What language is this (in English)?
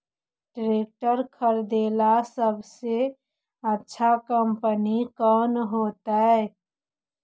Magahi